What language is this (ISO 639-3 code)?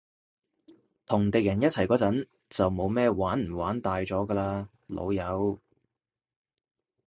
yue